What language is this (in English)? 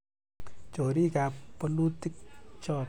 Kalenjin